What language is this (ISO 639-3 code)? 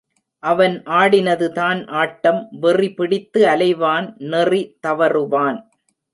tam